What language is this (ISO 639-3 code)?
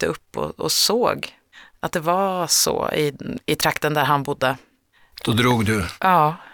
swe